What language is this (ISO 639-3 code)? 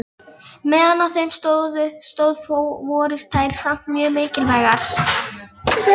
isl